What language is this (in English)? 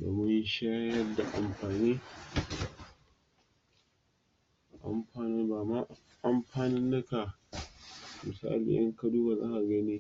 Hausa